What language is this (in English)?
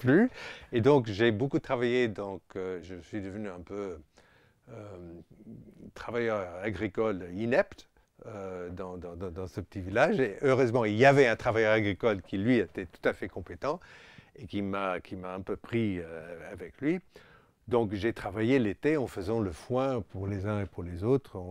French